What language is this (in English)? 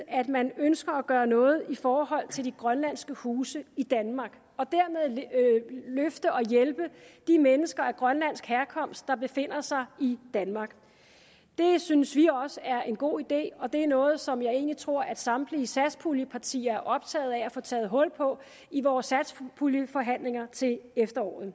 Danish